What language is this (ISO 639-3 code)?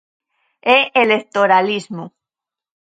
glg